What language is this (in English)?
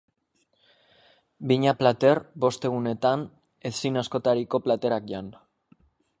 Basque